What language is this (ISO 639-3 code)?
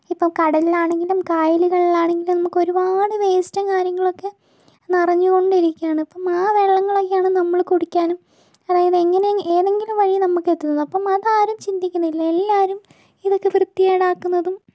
mal